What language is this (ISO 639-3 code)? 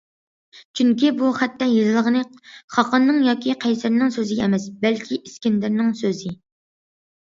uig